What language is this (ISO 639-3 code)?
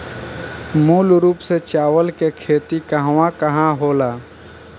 bho